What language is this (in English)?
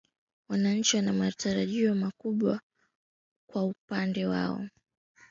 Swahili